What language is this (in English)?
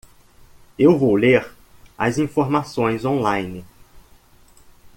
Portuguese